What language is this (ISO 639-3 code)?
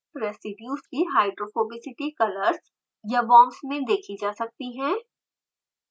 hin